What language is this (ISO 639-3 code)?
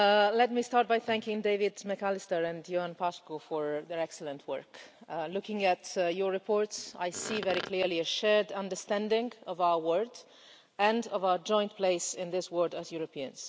eng